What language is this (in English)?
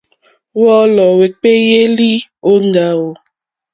Mokpwe